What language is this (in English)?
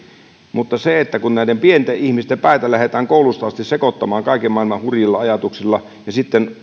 Finnish